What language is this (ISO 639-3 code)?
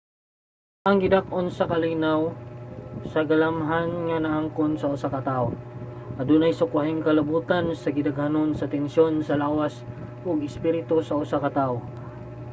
ceb